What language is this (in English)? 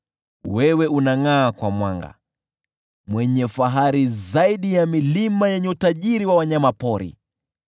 Swahili